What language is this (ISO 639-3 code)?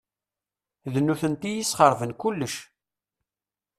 kab